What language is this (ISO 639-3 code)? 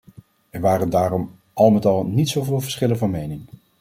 nld